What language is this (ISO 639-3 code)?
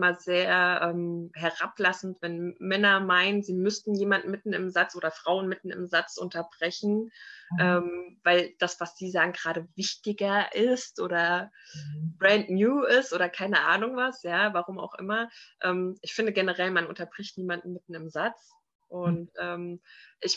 deu